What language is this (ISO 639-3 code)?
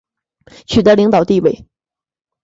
zho